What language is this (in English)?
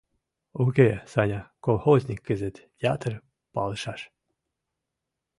Mari